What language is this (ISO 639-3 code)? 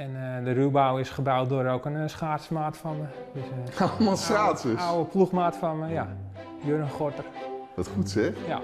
nld